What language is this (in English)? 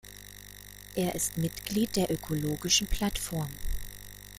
German